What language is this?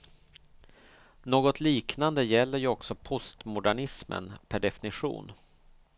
Swedish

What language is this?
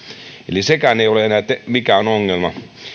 Finnish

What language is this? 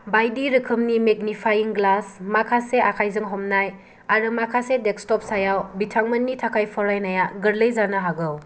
Bodo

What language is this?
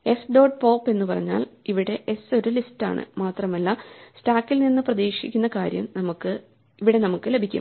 Malayalam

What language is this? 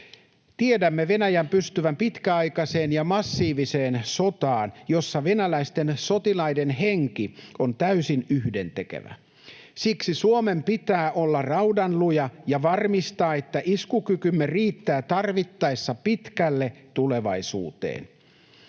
Finnish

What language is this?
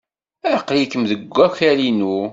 Kabyle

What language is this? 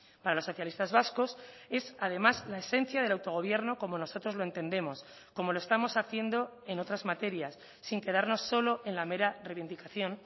Spanish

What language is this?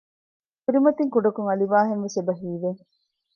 Divehi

